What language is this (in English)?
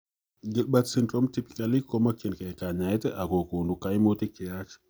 Kalenjin